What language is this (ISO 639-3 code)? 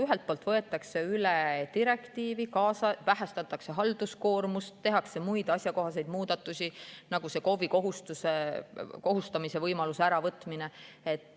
est